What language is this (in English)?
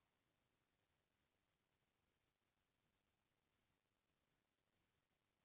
Chhattisgarhi